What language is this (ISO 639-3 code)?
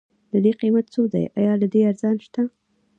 pus